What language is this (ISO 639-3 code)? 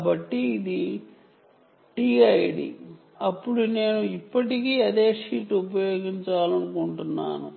tel